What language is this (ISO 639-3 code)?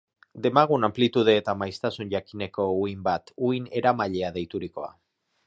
eus